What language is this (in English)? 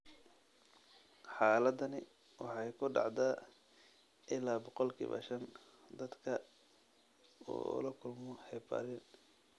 Somali